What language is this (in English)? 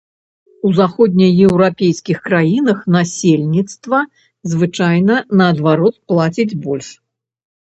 Belarusian